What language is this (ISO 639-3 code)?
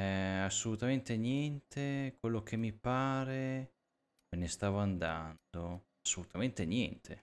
ita